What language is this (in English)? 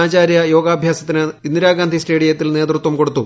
Malayalam